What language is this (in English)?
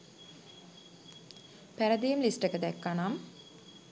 Sinhala